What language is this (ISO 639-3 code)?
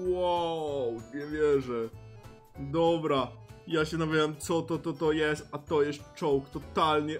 pol